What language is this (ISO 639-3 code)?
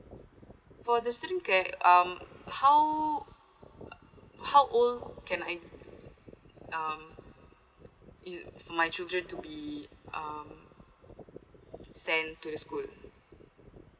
eng